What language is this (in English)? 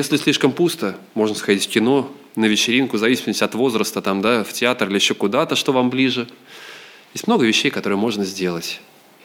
Russian